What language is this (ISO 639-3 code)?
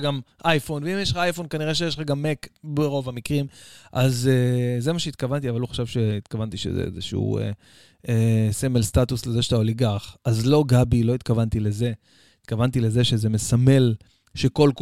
heb